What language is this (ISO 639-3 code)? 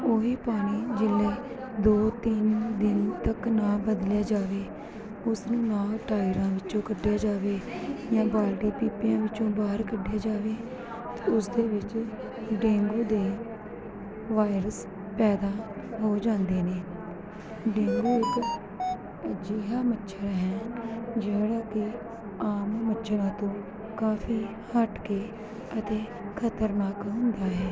pan